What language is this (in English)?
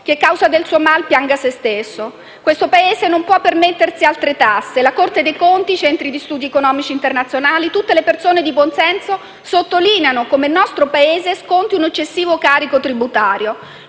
Italian